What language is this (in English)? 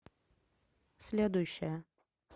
Russian